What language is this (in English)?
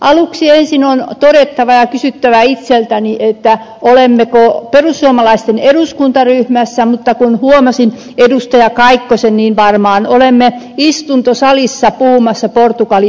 Finnish